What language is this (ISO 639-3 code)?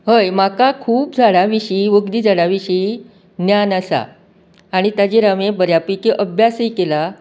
kok